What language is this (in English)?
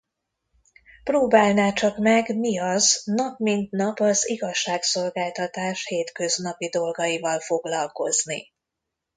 Hungarian